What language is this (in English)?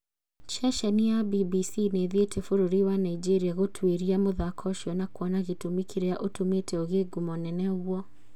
Kikuyu